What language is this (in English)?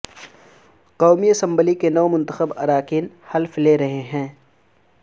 Urdu